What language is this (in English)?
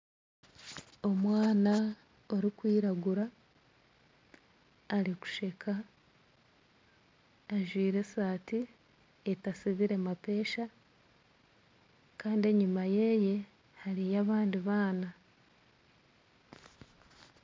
Nyankole